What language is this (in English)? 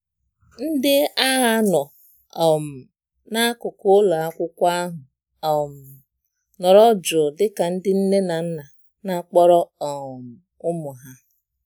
Igbo